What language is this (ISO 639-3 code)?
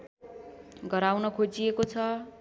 nep